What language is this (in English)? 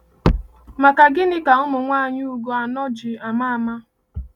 Igbo